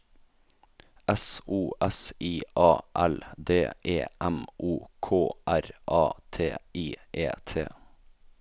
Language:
Norwegian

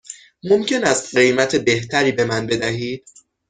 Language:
Persian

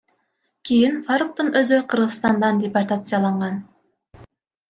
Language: Kyrgyz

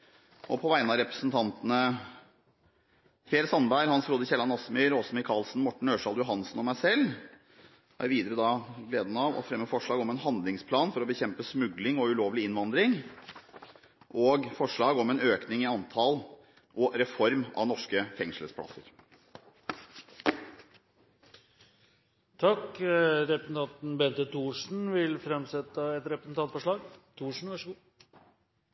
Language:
Norwegian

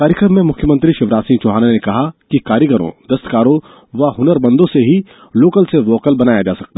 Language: Hindi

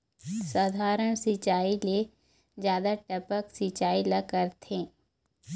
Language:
Chhattisgarhi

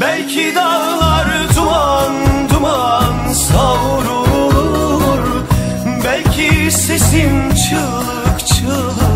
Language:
Turkish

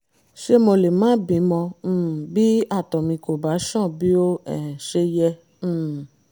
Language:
Yoruba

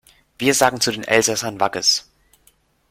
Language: German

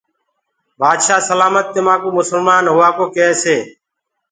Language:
Gurgula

